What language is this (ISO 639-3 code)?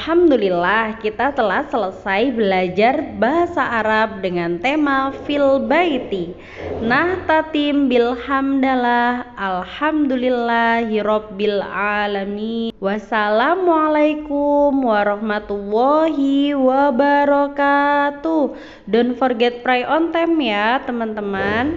ind